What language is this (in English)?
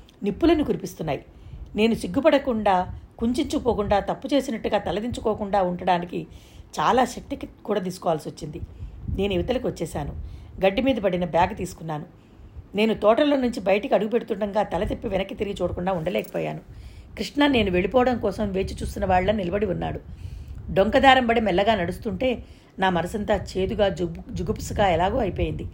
Telugu